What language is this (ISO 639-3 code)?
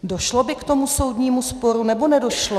ces